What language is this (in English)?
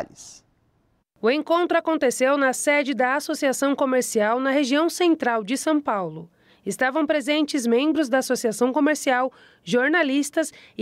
Portuguese